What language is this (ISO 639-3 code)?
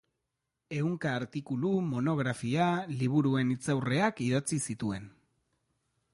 eus